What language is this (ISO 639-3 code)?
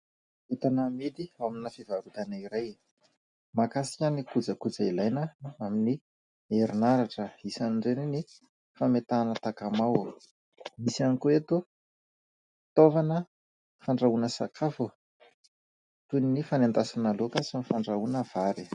mlg